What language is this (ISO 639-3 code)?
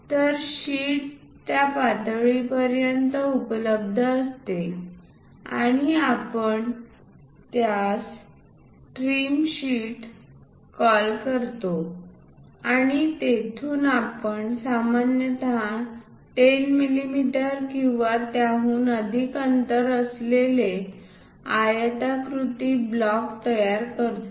mar